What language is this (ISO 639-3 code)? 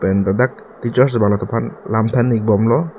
mjw